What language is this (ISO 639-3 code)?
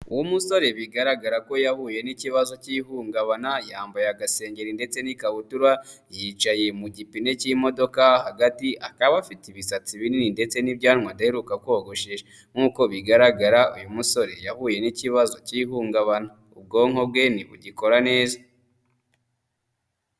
kin